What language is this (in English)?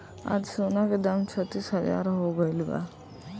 Bhojpuri